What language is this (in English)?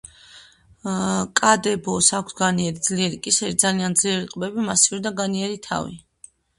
Georgian